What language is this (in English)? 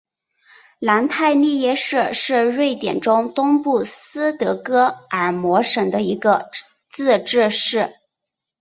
Chinese